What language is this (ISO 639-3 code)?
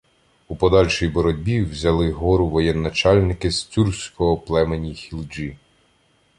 ukr